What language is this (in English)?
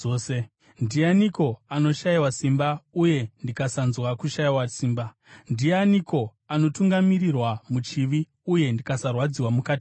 Shona